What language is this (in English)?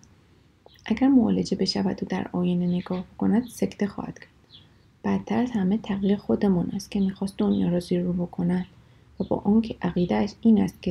Persian